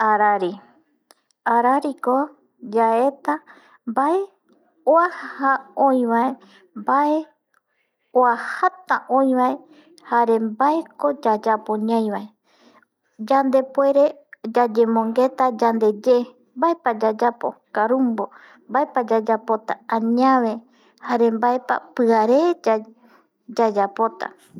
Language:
Eastern Bolivian Guaraní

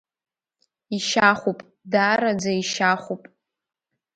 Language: Abkhazian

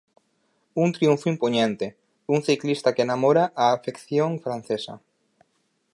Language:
Galician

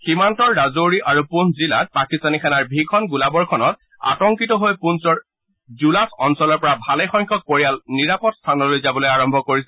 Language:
Assamese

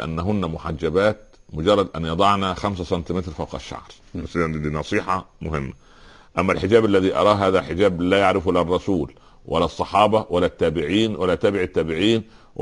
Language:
Arabic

